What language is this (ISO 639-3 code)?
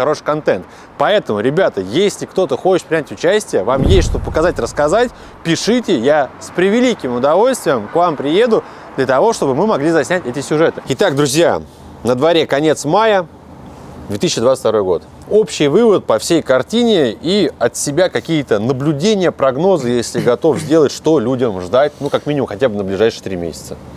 rus